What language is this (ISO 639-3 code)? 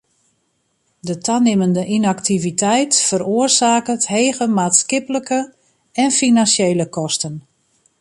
fry